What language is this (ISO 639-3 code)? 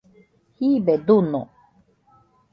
hux